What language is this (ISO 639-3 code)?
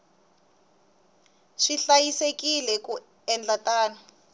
tso